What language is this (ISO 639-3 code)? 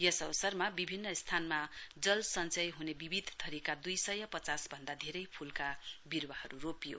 nep